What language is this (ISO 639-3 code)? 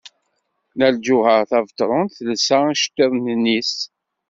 kab